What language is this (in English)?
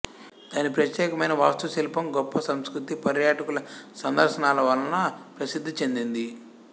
Telugu